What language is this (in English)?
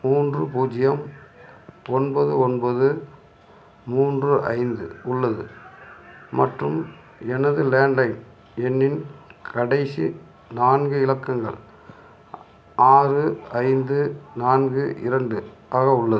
Tamil